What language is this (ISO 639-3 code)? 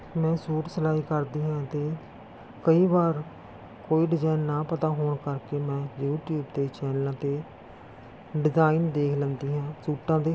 pan